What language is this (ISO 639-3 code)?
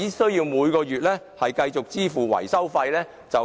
yue